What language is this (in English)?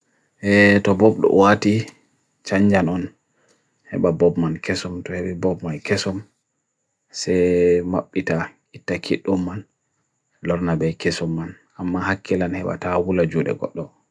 Bagirmi Fulfulde